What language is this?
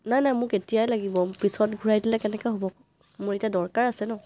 Assamese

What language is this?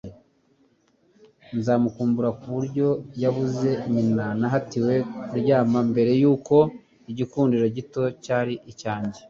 Kinyarwanda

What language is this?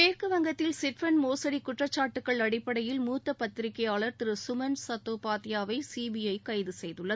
Tamil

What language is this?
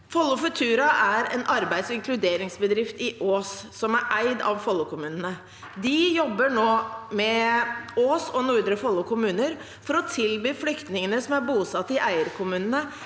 Norwegian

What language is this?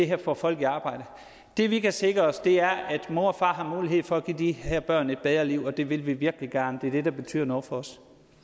Danish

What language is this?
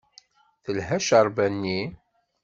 Kabyle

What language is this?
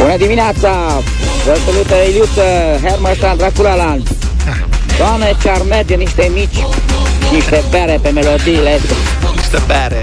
Romanian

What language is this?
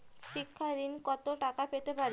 Bangla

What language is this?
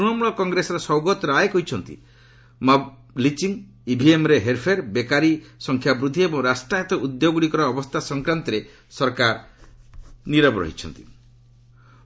Odia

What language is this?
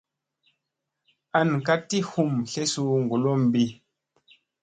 Musey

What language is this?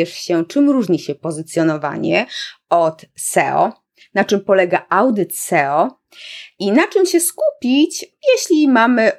Polish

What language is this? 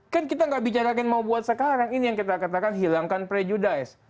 Indonesian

